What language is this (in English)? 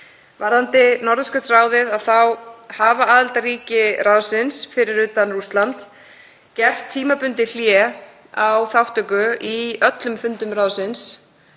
Icelandic